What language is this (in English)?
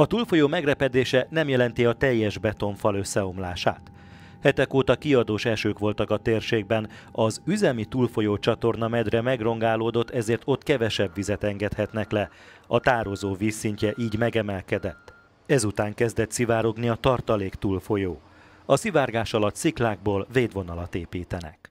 Hungarian